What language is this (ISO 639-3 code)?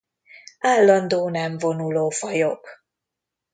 hun